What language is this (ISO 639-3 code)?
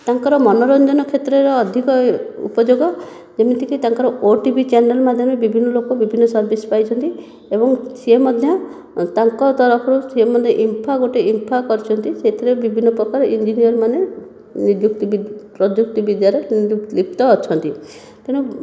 ori